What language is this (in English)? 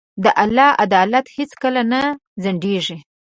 Pashto